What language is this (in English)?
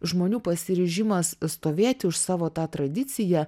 Lithuanian